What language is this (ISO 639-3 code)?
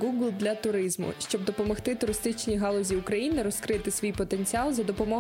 ukr